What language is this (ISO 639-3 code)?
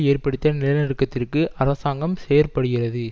tam